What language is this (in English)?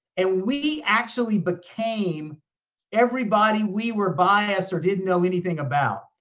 English